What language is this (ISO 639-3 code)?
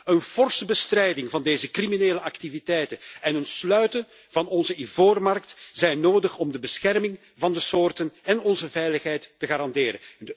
nld